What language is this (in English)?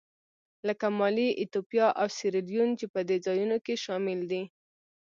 Pashto